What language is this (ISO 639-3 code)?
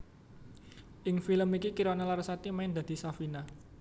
jav